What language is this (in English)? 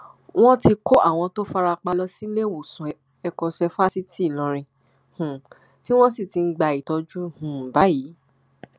Yoruba